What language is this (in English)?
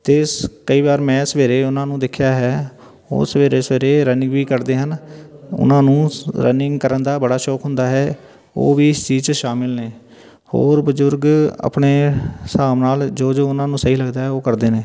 Punjabi